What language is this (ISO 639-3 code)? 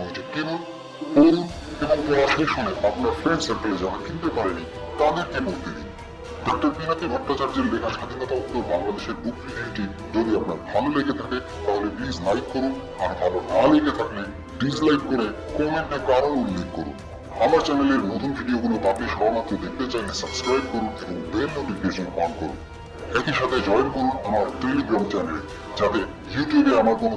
ben